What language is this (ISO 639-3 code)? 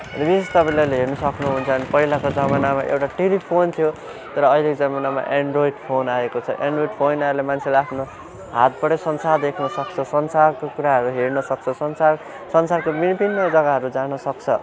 nep